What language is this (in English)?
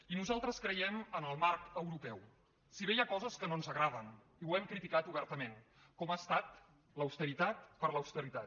Catalan